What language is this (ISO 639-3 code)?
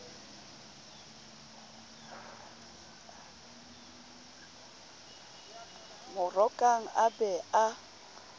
sot